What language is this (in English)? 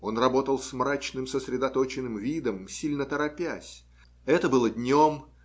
Russian